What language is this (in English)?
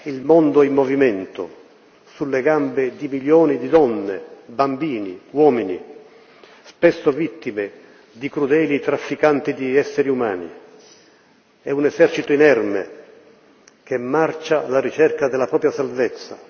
Italian